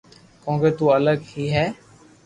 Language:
Loarki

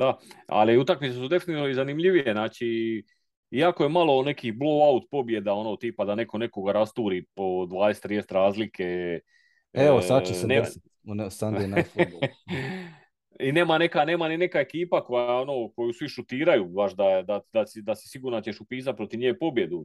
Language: Croatian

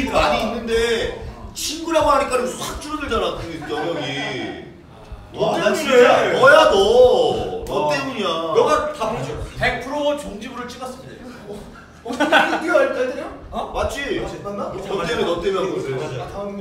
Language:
Korean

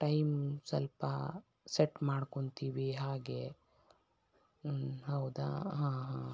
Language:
Kannada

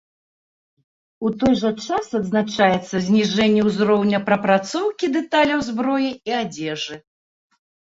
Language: Belarusian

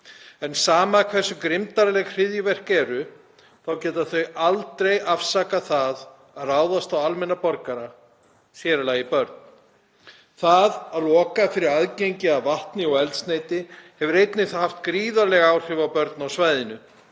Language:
Icelandic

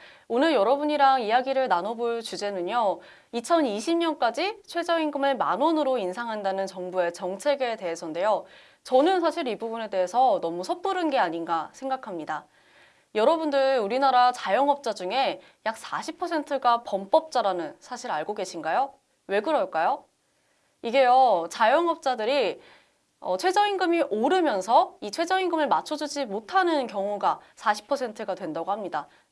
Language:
Korean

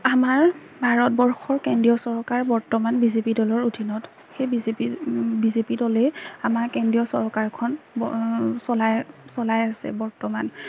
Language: Assamese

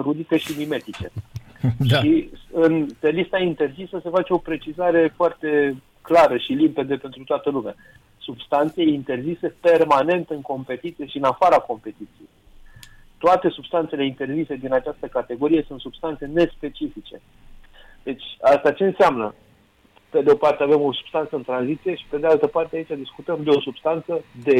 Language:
Romanian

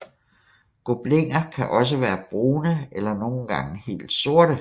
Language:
Danish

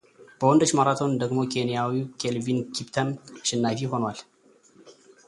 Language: Amharic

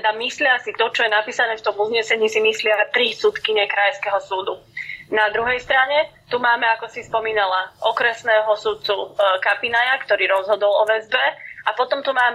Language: Slovak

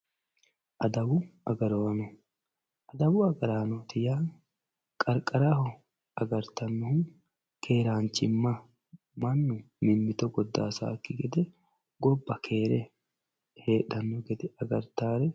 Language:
Sidamo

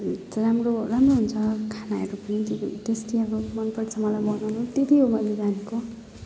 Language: Nepali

